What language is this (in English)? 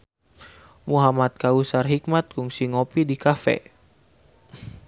Sundanese